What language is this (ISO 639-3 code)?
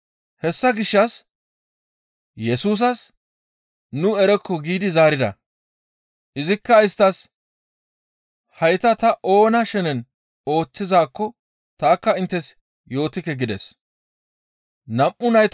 gmv